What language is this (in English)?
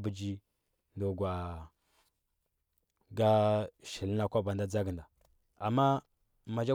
Huba